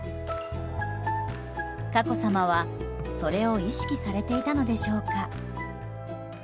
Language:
Japanese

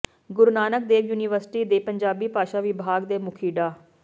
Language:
Punjabi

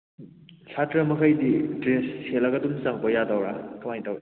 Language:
Manipuri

